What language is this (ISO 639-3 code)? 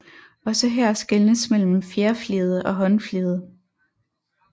dan